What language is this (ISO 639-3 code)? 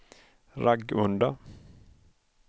swe